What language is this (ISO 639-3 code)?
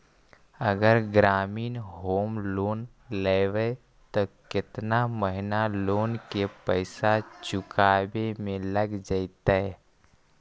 mag